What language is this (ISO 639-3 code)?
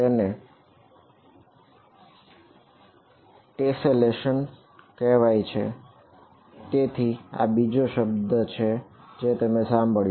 guj